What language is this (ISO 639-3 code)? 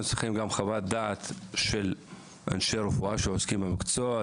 heb